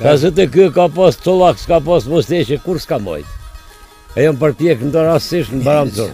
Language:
Romanian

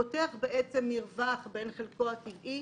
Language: Hebrew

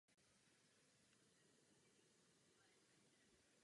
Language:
Czech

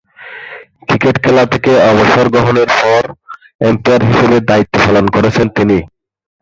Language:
Bangla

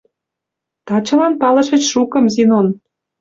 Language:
Mari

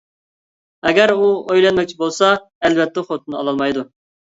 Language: Uyghur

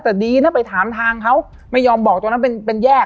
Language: Thai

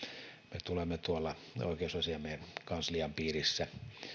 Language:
Finnish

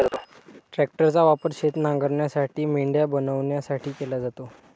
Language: Marathi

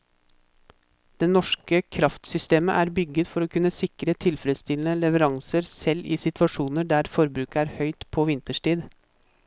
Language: Norwegian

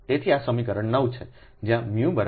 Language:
Gujarati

